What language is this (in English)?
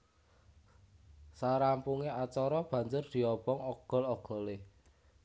Javanese